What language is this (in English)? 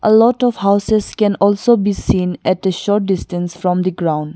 English